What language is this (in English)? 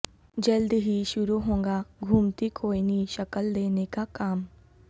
Urdu